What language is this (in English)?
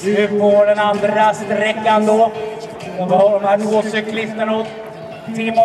Swedish